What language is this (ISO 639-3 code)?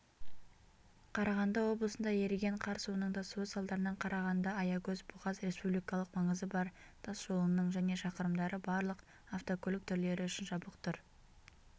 kaz